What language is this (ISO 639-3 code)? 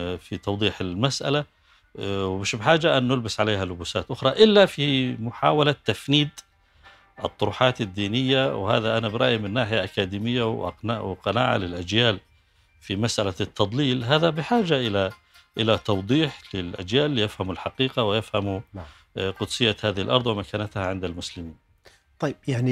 ara